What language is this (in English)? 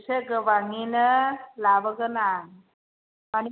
Bodo